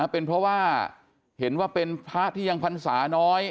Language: Thai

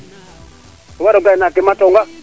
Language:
Serer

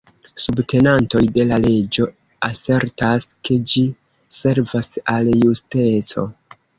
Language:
Esperanto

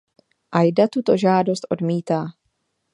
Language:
Czech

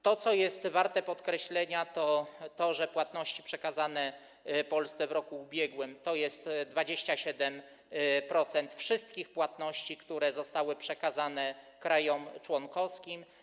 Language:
Polish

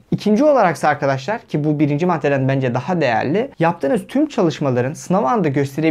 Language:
Turkish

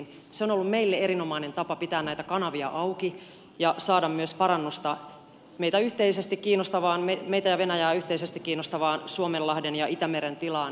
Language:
Finnish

